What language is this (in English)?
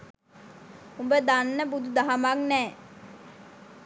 Sinhala